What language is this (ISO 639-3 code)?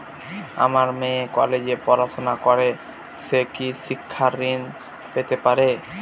ben